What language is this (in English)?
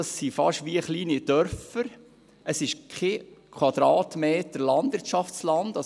Swiss German